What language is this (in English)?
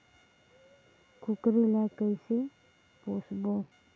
Chhattisgarhi